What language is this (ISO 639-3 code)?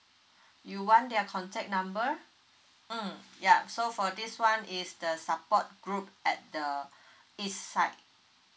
eng